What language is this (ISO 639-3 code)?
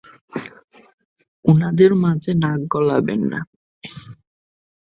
ben